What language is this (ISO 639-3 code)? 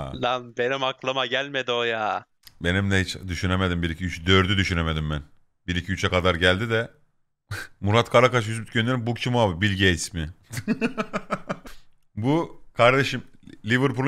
tur